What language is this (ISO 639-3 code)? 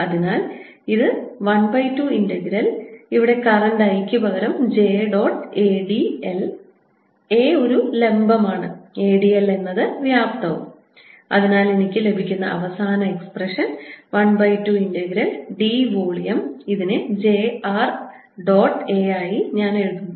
mal